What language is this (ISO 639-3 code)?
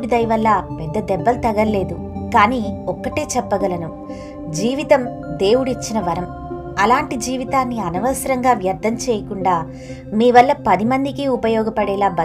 tel